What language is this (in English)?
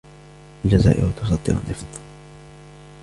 Arabic